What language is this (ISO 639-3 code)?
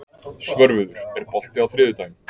isl